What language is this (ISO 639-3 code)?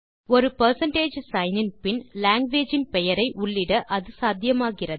tam